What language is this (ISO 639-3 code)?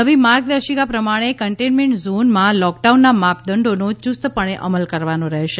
guj